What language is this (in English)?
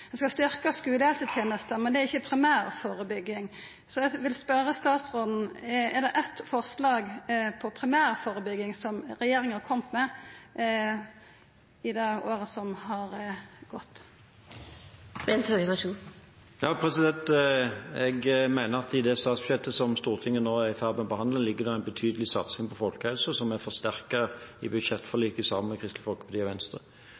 Norwegian